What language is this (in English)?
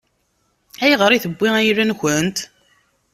Kabyle